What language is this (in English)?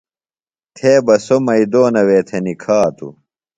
Phalura